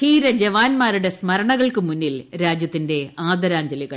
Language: Malayalam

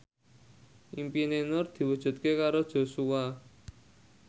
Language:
Javanese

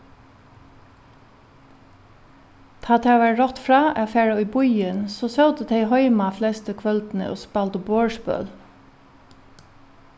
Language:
Faroese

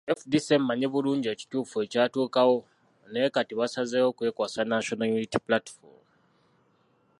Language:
Ganda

